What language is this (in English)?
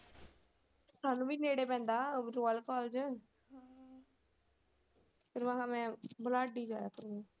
Punjabi